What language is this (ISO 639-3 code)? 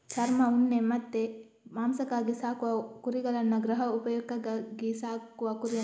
kan